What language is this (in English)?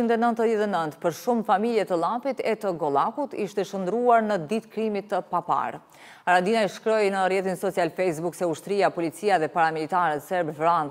Romanian